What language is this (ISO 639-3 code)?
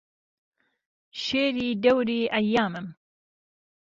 ckb